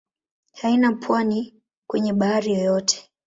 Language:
Swahili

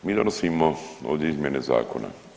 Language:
Croatian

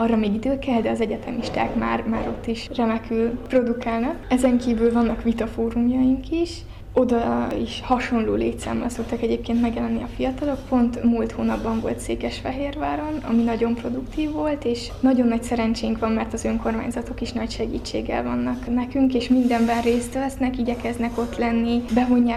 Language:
Hungarian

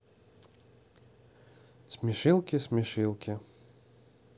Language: Russian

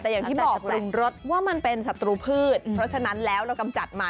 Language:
Thai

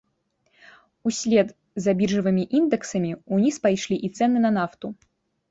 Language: Belarusian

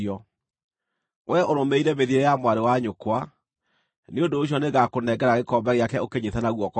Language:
Kikuyu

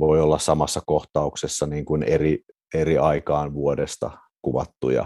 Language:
Finnish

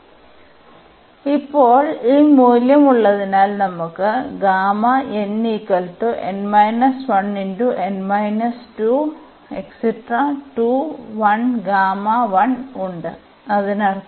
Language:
Malayalam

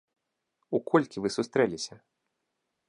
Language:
Belarusian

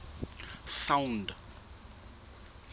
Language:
Southern Sotho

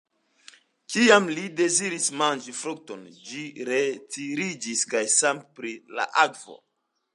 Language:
Esperanto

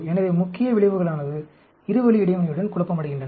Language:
Tamil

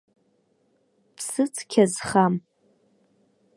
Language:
Abkhazian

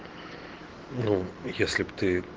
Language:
Russian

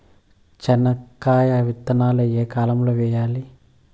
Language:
Telugu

